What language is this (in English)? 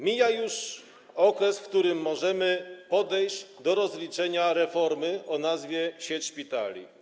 Polish